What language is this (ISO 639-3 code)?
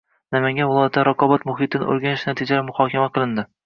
uzb